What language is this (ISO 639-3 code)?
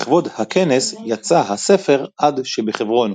heb